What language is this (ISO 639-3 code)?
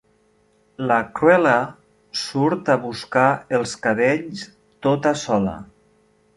cat